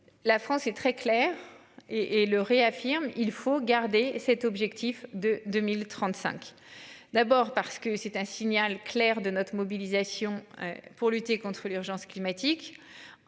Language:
French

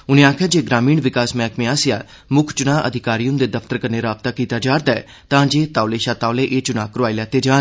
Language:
Dogri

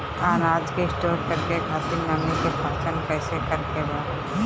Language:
Bhojpuri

